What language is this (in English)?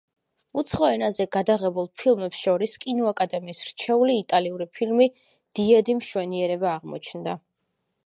Georgian